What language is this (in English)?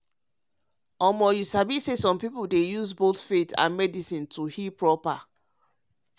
Nigerian Pidgin